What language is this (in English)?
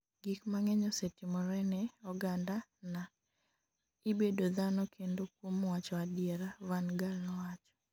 Luo (Kenya and Tanzania)